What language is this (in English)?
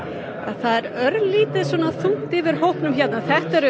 Icelandic